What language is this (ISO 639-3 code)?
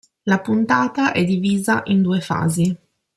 ita